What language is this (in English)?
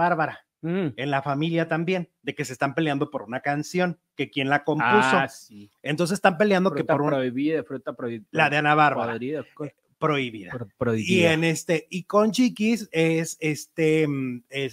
Spanish